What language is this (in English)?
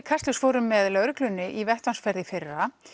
Icelandic